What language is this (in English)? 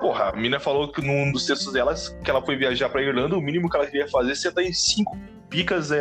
Portuguese